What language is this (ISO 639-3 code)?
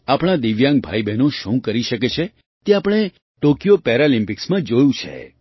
guj